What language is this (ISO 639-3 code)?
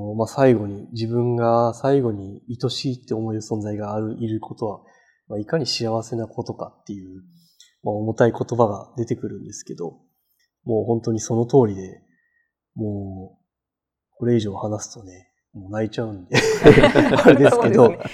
jpn